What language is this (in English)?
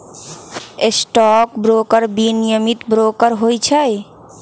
Magahi